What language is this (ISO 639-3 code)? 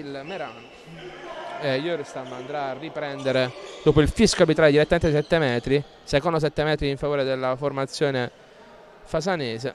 ita